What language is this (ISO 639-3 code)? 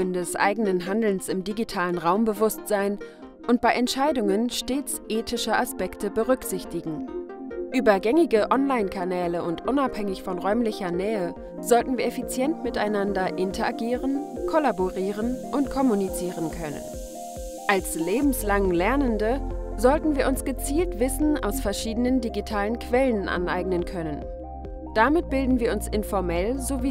deu